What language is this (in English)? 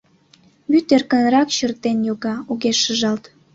Mari